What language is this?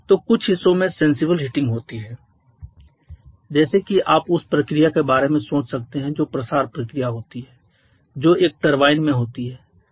Hindi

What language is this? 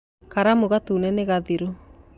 Kikuyu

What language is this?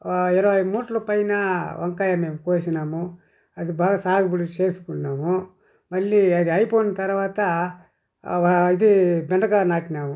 Telugu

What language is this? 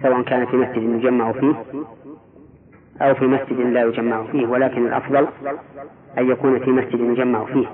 Arabic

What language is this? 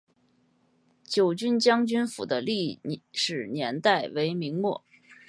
Chinese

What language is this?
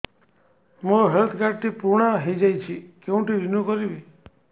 Odia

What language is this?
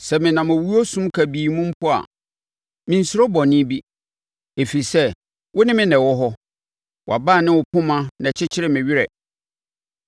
Akan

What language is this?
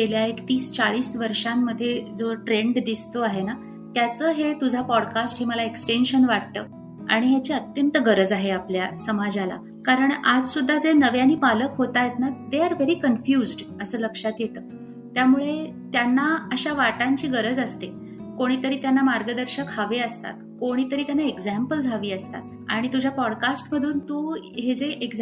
Marathi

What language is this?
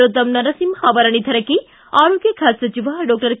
Kannada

